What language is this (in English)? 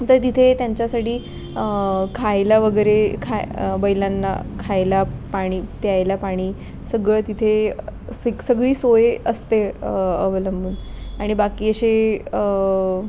Marathi